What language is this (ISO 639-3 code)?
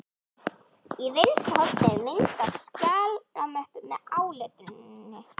isl